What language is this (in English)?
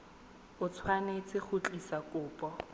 Tswana